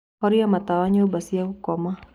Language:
Kikuyu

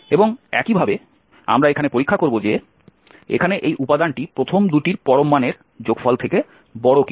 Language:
Bangla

